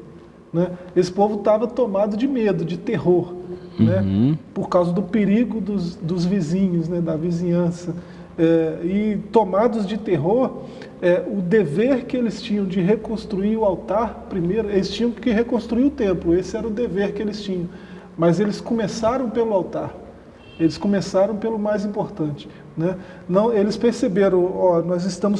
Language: Portuguese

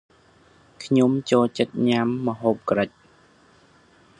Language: Khmer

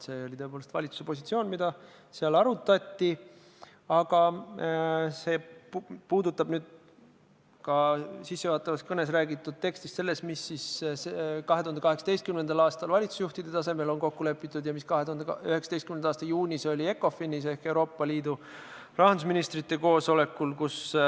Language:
Estonian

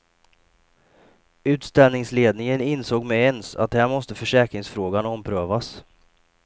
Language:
Swedish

